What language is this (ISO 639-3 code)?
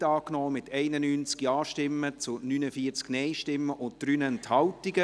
gsw